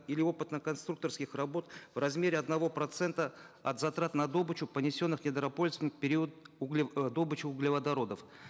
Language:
Kazakh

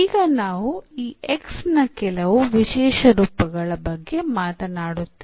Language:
Kannada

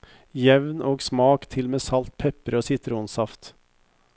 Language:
Norwegian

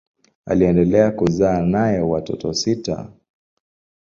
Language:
Swahili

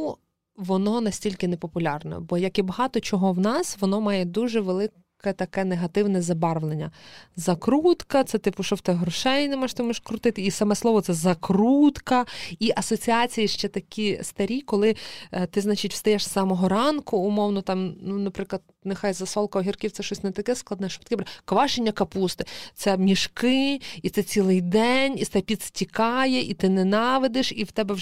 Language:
Ukrainian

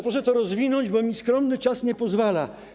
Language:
Polish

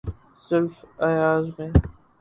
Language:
Urdu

